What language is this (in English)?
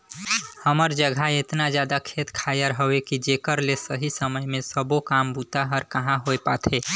Chhattisgarhi